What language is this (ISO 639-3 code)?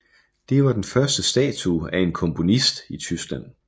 dan